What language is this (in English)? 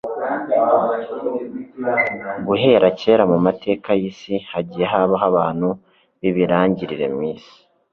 Kinyarwanda